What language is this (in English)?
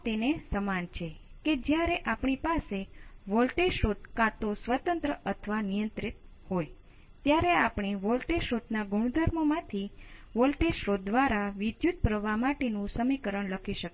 Gujarati